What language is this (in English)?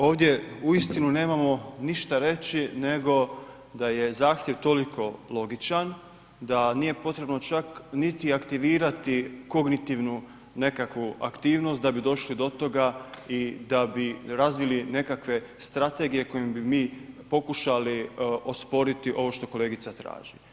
Croatian